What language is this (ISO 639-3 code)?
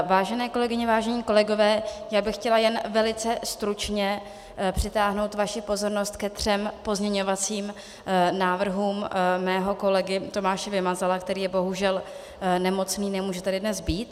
ces